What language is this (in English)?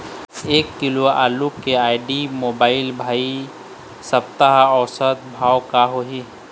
Chhattisgarhi